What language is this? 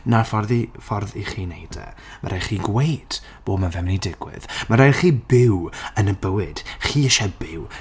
Welsh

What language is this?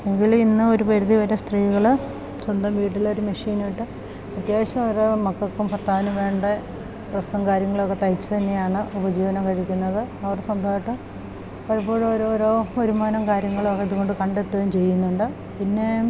Malayalam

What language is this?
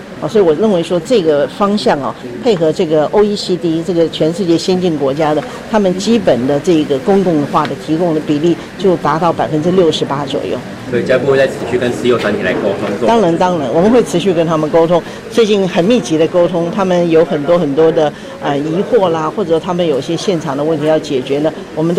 Chinese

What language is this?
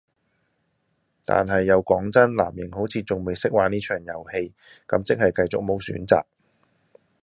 Cantonese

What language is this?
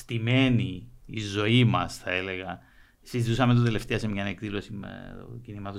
Greek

